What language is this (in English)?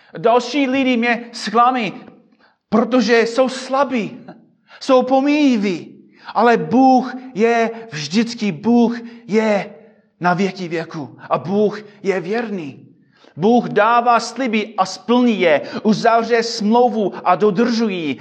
Czech